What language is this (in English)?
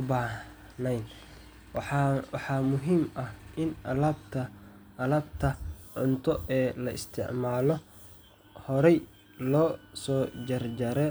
Somali